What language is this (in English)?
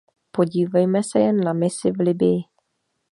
Czech